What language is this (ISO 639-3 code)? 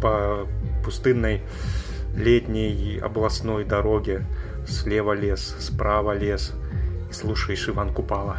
rus